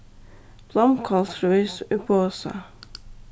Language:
Faroese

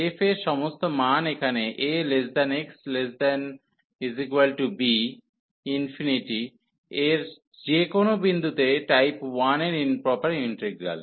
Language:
Bangla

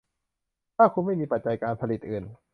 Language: Thai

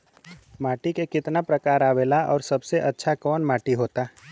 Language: Bhojpuri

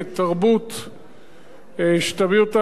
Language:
Hebrew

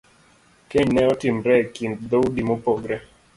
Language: Luo (Kenya and Tanzania)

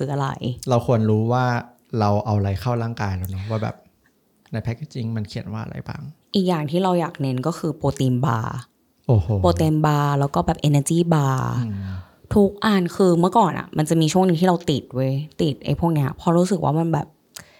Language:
Thai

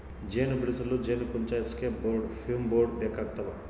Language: Kannada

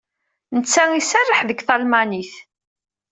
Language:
Kabyle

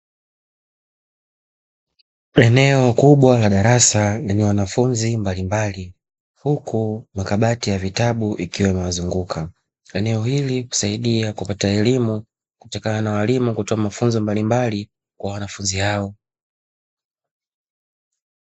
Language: Swahili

